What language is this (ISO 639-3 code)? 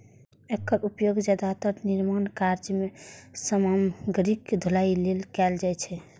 mai